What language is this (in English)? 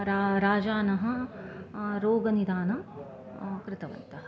Sanskrit